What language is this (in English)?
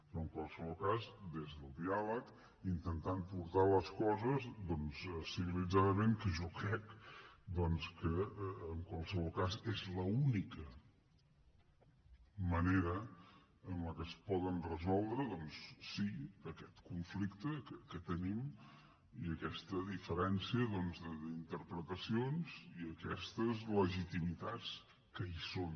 Catalan